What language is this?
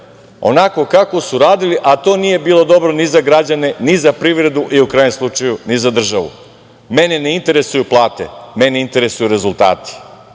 Serbian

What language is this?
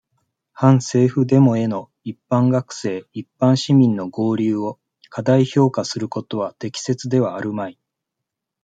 Japanese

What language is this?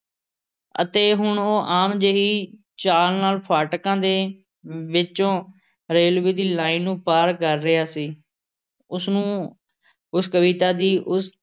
Punjabi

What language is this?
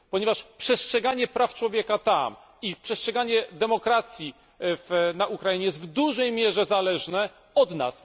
Polish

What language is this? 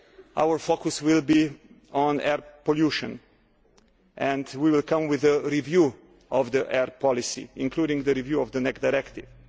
English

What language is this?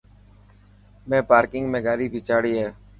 Dhatki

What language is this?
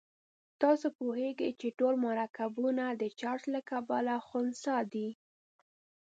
Pashto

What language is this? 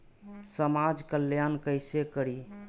Maithili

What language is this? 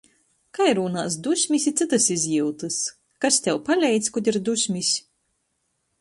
Latgalian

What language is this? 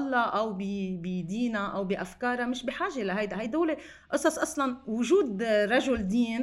Arabic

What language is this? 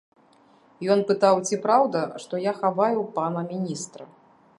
Belarusian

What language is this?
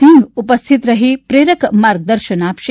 Gujarati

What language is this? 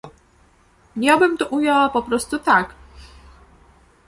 Polish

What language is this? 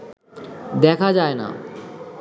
Bangla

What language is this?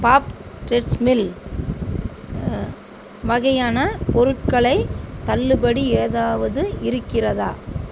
Tamil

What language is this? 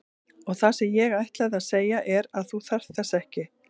Icelandic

